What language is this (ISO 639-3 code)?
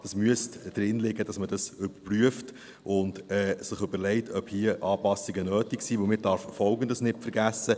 gsw